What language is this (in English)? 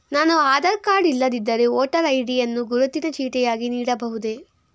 Kannada